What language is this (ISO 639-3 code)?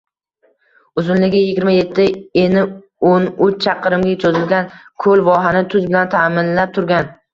uzb